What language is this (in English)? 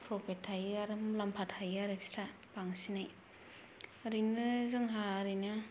Bodo